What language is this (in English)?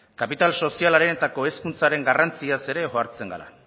Basque